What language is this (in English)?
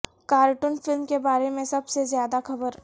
Urdu